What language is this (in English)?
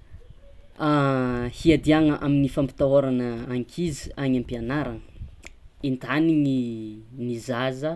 Tsimihety Malagasy